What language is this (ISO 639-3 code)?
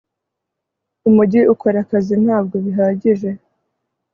kin